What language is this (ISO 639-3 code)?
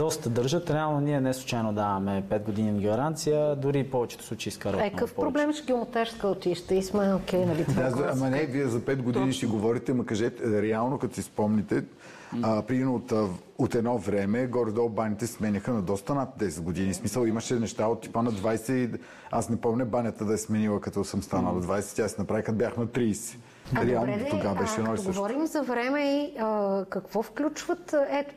bul